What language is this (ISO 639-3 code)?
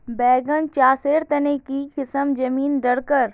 mag